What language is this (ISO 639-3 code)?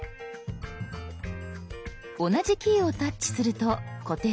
jpn